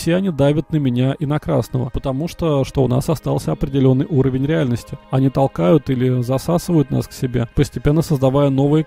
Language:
Russian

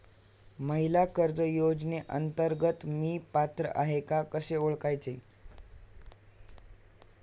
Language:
Marathi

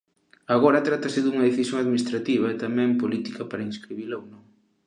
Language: Galician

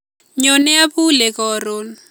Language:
Kalenjin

